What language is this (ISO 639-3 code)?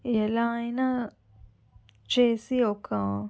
tel